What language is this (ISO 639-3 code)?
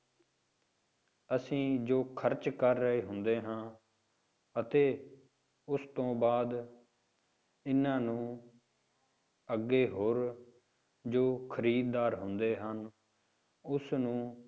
pan